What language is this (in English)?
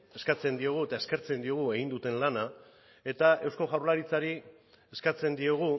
Basque